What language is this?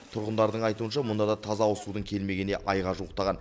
Kazakh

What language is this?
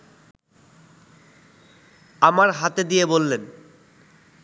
Bangla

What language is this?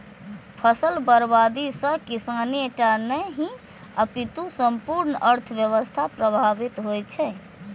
Maithili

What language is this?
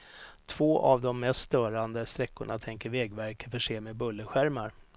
Swedish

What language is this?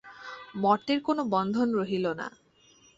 Bangla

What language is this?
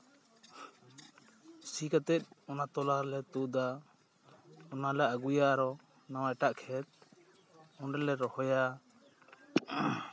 Santali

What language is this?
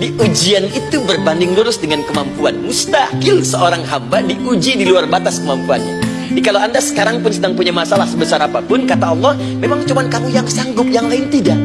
Indonesian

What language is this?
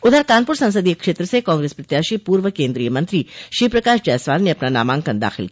Hindi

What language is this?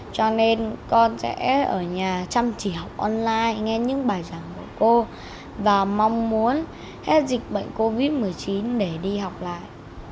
Vietnamese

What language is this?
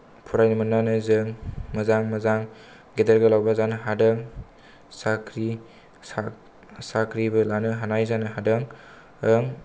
Bodo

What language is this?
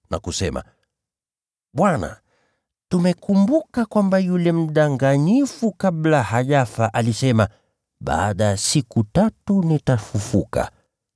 Swahili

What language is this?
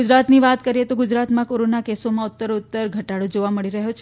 Gujarati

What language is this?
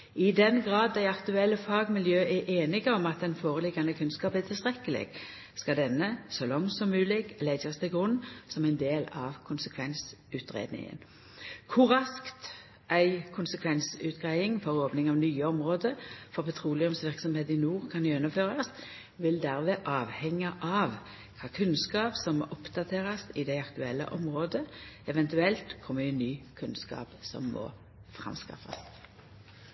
Norwegian Nynorsk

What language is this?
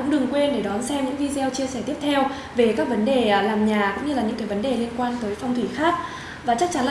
Vietnamese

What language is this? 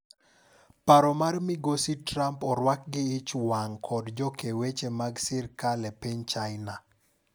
Luo (Kenya and Tanzania)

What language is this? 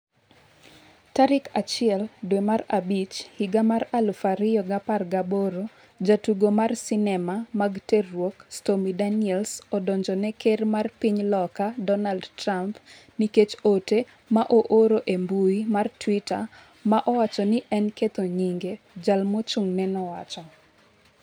Luo (Kenya and Tanzania)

